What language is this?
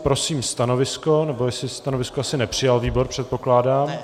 Czech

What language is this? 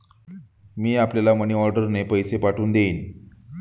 Marathi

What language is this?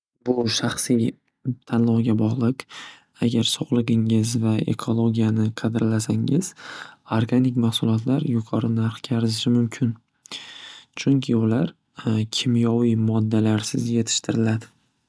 Uzbek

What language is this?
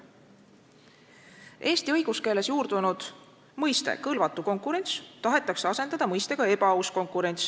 Estonian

